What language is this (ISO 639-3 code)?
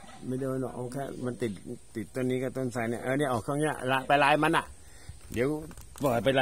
tha